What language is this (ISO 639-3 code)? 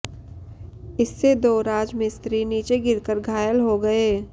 hin